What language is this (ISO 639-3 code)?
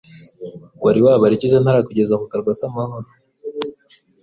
kin